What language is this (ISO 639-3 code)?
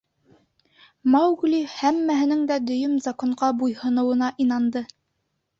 bak